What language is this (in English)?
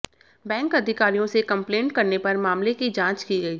Hindi